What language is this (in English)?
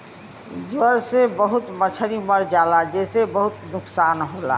Bhojpuri